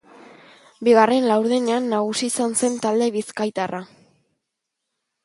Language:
Basque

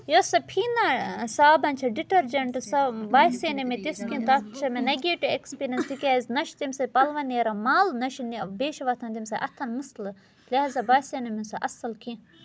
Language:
Kashmiri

